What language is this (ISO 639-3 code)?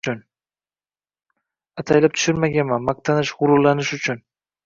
uzb